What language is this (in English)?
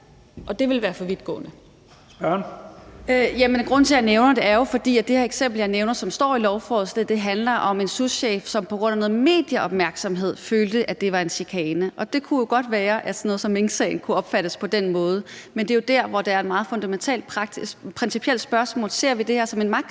Danish